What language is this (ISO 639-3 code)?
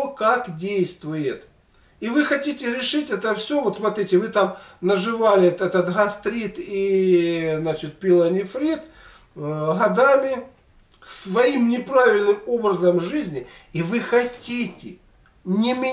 rus